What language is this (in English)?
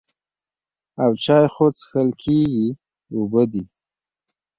Pashto